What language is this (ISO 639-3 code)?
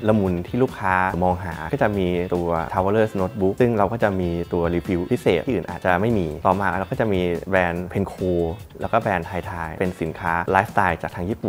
tha